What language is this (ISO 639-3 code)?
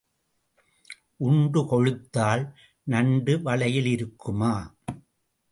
tam